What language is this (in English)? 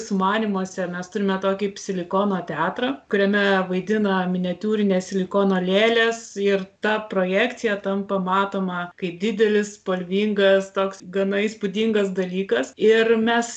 Lithuanian